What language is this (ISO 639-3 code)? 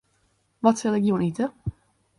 fry